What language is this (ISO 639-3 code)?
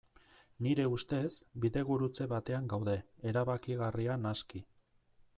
eus